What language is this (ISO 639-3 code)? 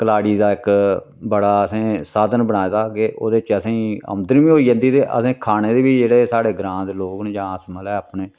doi